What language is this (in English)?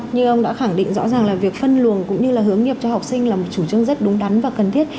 Vietnamese